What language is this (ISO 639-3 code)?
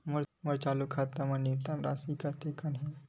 hne